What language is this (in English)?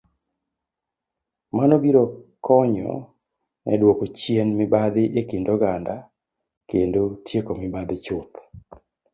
Luo (Kenya and Tanzania)